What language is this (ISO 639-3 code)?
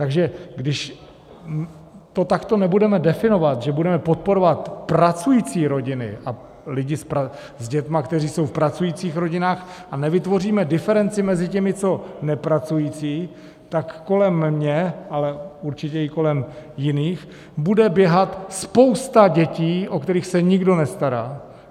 ces